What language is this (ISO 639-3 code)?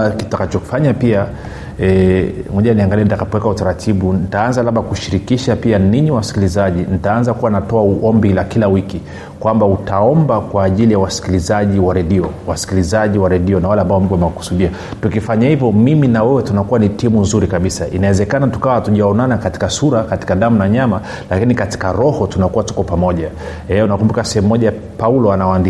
swa